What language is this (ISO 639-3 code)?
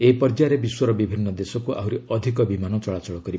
ori